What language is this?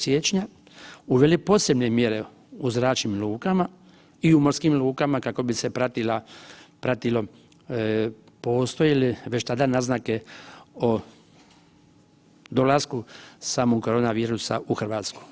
Croatian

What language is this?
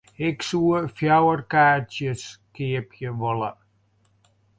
Western Frisian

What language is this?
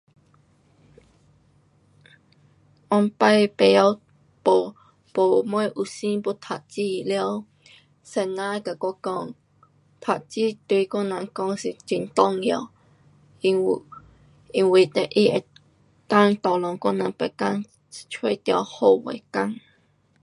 Pu-Xian Chinese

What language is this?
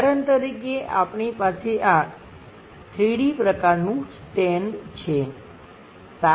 Gujarati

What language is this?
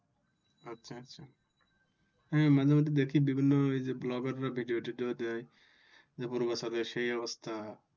Bangla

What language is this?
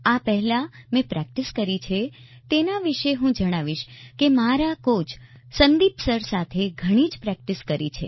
Gujarati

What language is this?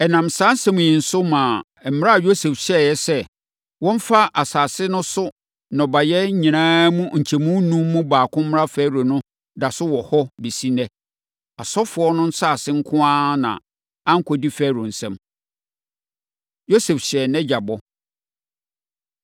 Akan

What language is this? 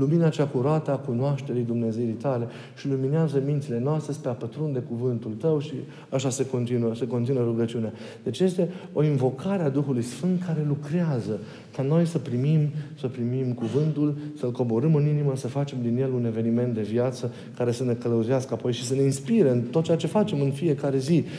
Romanian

